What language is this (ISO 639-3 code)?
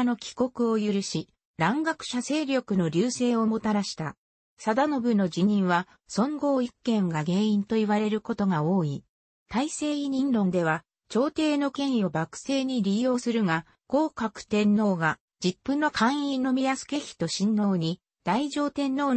jpn